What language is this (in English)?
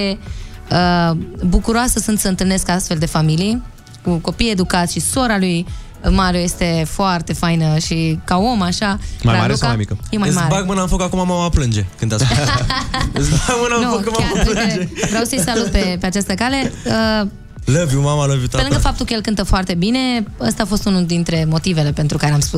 Romanian